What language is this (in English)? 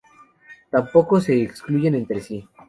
Spanish